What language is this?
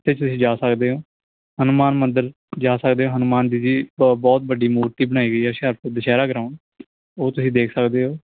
Punjabi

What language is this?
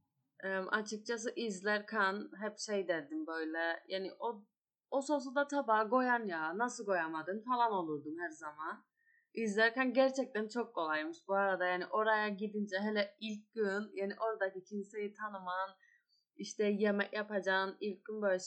Turkish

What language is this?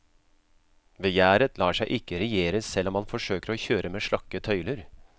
Norwegian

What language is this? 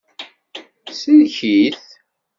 Kabyle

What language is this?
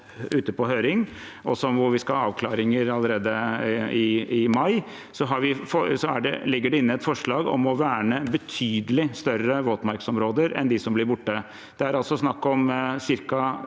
Norwegian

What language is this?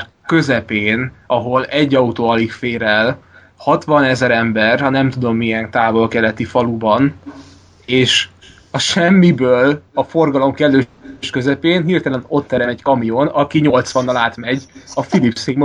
Hungarian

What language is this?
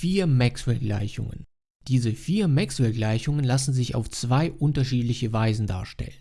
German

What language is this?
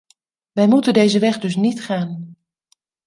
Dutch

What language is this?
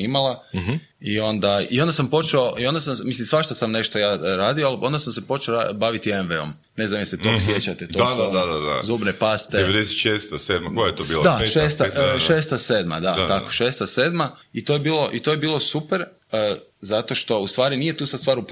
Croatian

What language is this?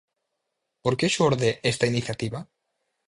Galician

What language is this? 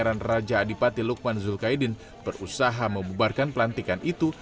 Indonesian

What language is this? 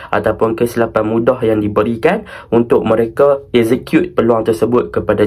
Malay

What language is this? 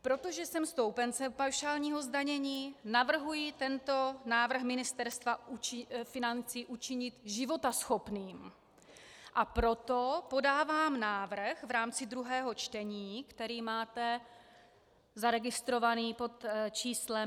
Czech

